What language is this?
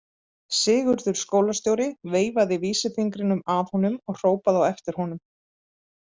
Icelandic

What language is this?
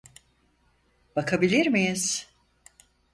Turkish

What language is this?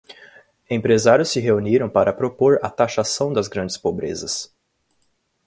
Portuguese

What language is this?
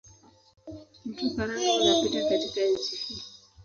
Swahili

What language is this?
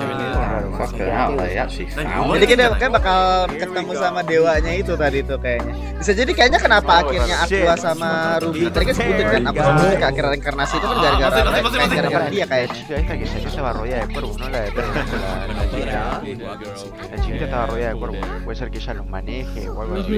Indonesian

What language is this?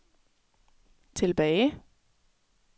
Danish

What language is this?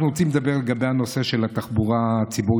Hebrew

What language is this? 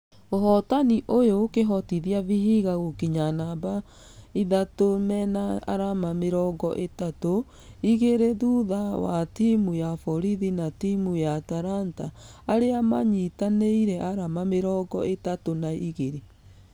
Kikuyu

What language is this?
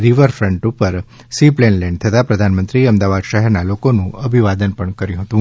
Gujarati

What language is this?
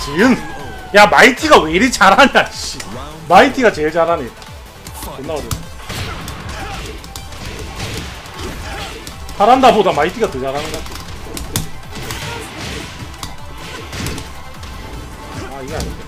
Korean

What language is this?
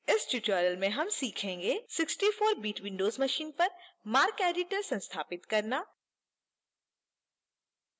Hindi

